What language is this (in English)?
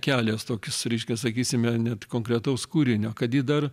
Lithuanian